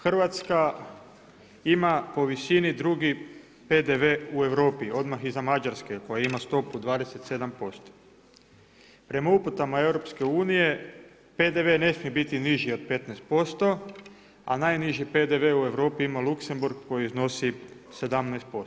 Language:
Croatian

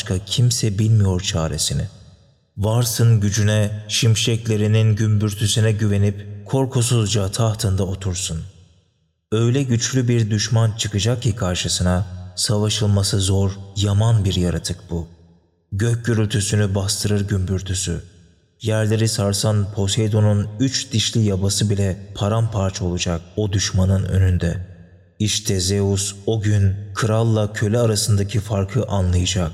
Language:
Turkish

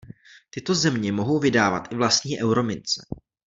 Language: Czech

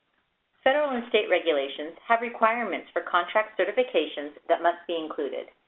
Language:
English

